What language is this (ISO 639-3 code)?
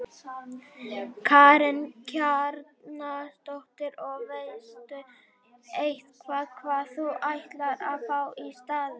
isl